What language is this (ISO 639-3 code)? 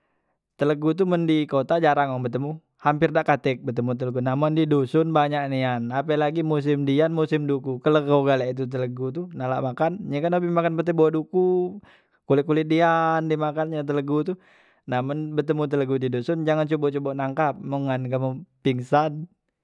mui